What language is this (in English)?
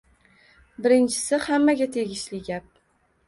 Uzbek